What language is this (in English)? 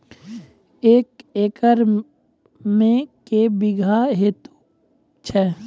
Maithili